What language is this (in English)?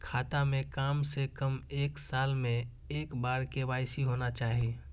Maithili